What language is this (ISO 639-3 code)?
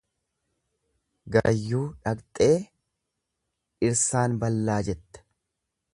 orm